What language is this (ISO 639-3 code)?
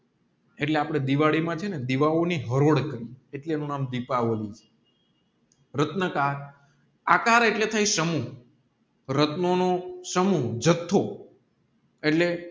guj